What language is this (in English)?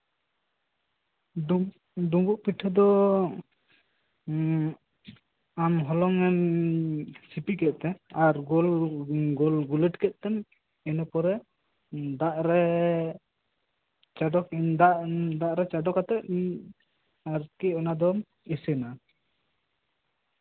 Santali